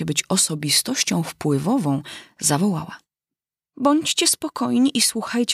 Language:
Polish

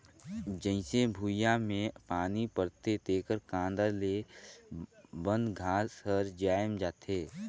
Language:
Chhattisgarhi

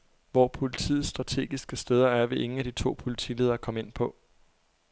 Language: Danish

